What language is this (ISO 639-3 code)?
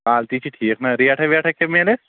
kas